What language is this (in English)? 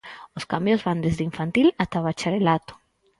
Galician